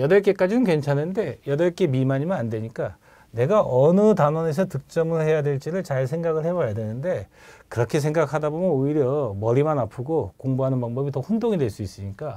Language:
Korean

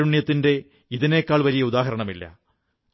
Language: Malayalam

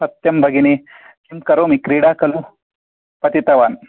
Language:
Sanskrit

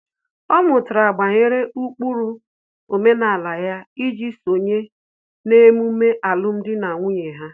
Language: Igbo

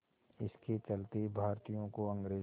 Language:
Hindi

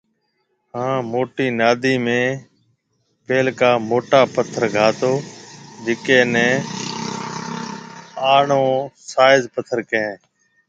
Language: Marwari (Pakistan)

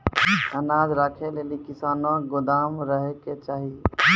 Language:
Maithili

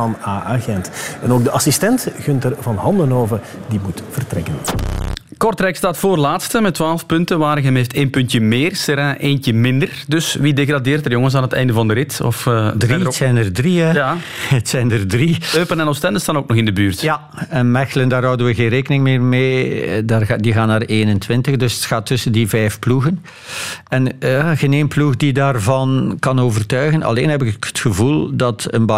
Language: Dutch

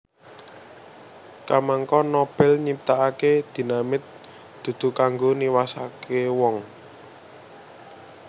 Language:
Javanese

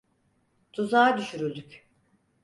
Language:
Turkish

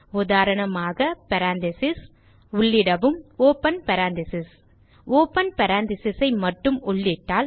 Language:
Tamil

